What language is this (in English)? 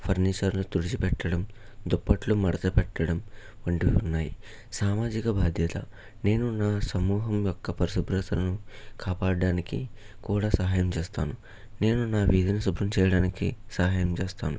Telugu